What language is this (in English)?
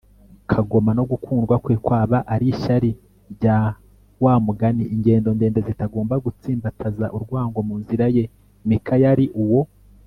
Kinyarwanda